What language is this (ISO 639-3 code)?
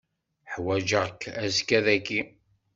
kab